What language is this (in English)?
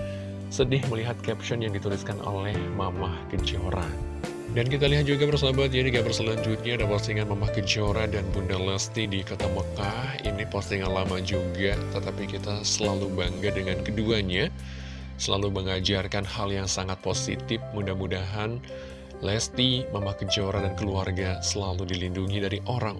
Indonesian